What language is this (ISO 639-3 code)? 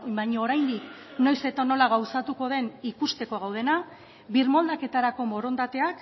eus